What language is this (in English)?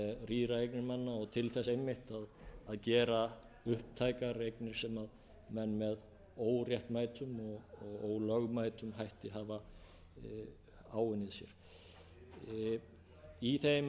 Icelandic